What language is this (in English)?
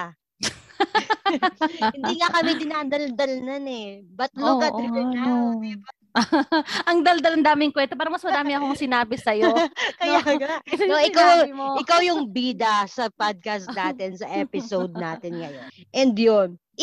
Filipino